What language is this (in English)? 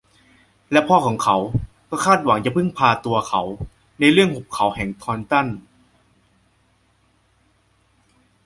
Thai